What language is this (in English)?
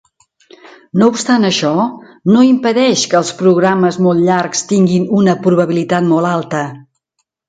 Catalan